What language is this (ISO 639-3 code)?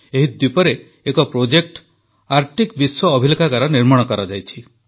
ori